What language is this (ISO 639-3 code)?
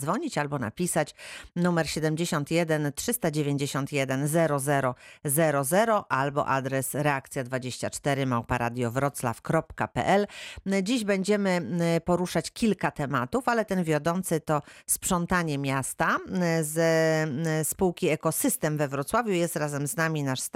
pol